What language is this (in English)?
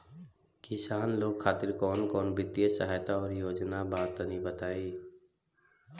Bhojpuri